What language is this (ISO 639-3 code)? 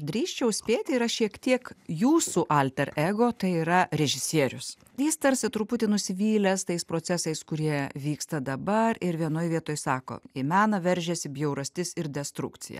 lit